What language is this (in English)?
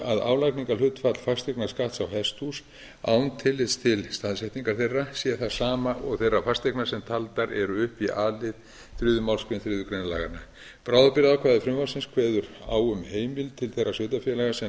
Icelandic